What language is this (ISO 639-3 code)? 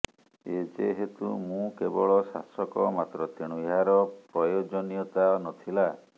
ori